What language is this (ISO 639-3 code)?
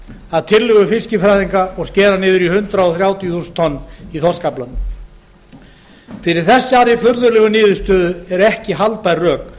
isl